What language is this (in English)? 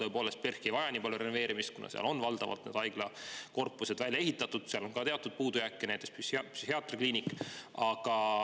Estonian